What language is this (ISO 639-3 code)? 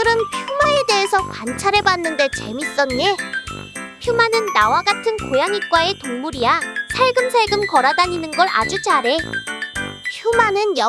kor